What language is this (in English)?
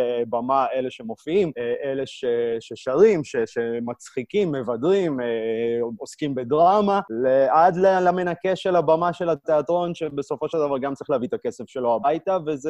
Hebrew